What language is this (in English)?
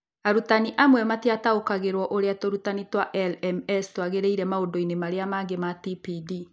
Kikuyu